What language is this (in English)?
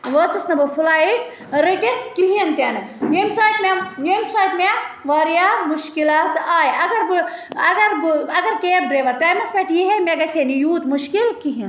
Kashmiri